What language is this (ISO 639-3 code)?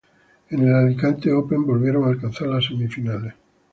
spa